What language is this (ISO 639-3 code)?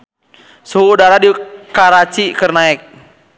sun